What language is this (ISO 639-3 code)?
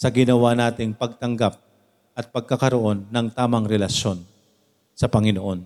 fil